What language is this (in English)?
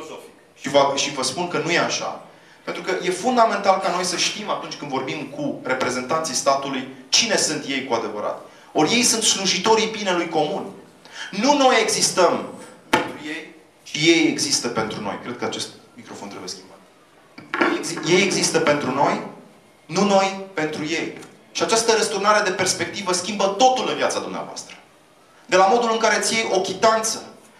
Romanian